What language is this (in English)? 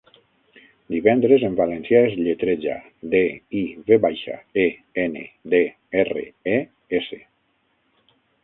Catalan